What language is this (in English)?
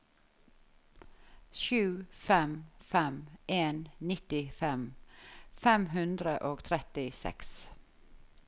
Norwegian